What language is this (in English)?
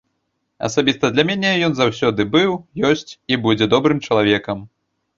Belarusian